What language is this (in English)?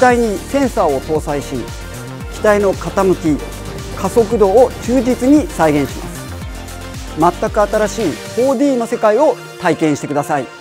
Japanese